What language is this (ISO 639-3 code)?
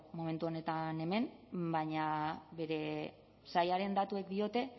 eus